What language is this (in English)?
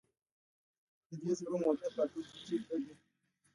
Pashto